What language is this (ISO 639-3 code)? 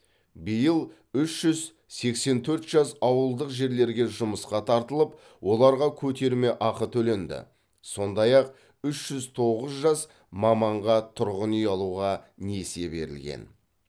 kaz